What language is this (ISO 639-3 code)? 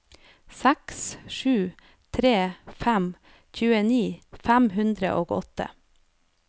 nor